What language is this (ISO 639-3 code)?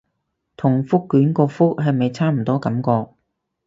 yue